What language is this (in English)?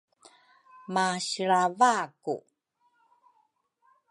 Rukai